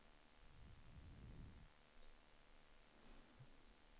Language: Swedish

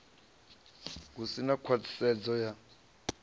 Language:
Venda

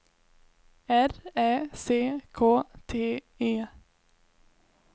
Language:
Swedish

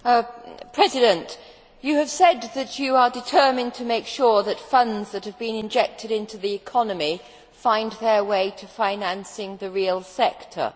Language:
English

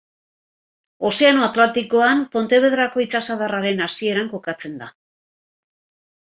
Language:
Basque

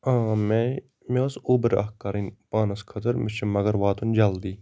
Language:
Kashmiri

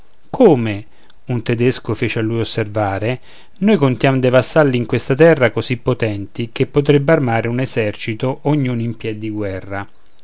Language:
Italian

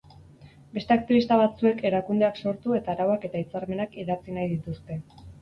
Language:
Basque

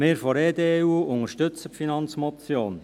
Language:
Swiss German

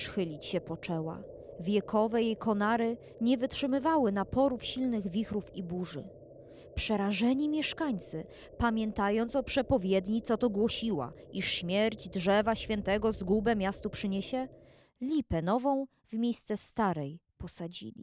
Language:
Polish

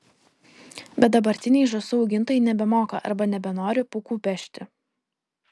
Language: Lithuanian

